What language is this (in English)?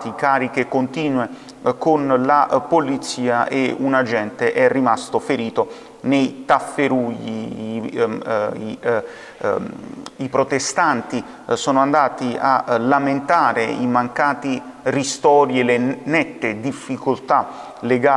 Italian